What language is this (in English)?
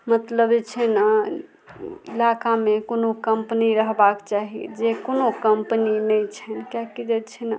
Maithili